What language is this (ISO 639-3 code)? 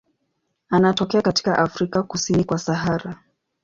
swa